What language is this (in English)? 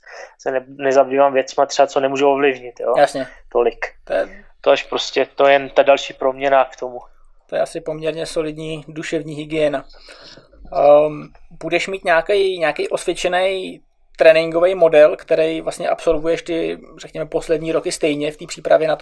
Czech